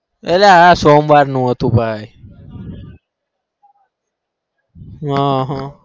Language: Gujarati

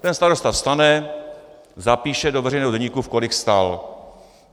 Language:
Czech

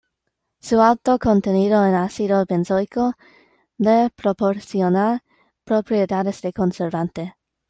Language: Spanish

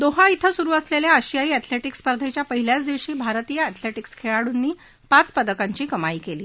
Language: Marathi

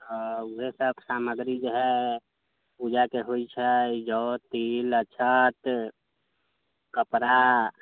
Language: Maithili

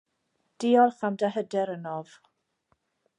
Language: Welsh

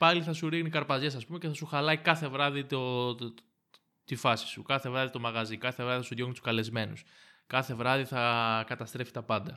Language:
Greek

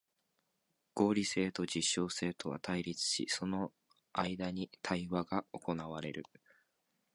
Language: Japanese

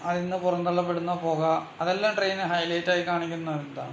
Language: Malayalam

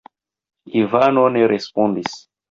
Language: Esperanto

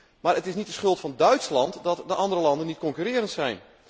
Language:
Dutch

